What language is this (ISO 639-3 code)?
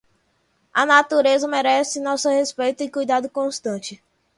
por